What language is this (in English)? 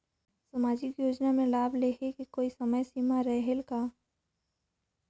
Chhattisgarhi